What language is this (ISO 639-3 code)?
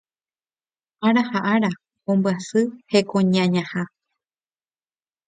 grn